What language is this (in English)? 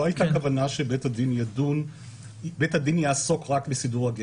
Hebrew